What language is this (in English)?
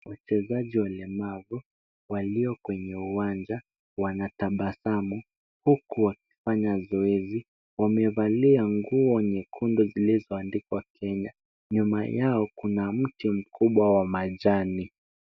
Swahili